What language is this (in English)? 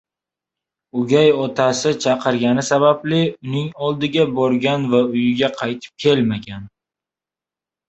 Uzbek